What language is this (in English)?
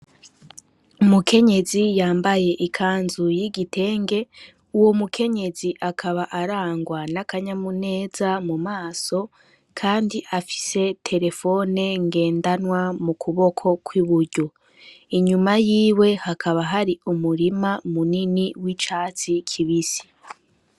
Rundi